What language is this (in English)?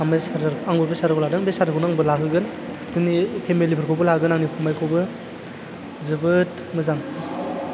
Bodo